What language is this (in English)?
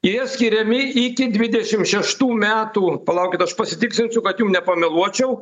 Lithuanian